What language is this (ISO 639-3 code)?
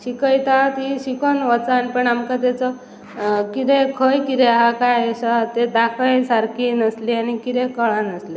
kok